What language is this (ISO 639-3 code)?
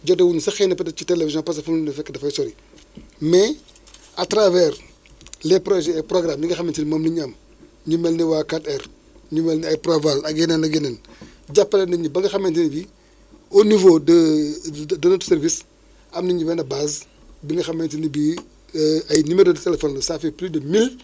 wol